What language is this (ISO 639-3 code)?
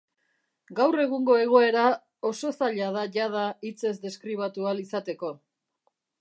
eus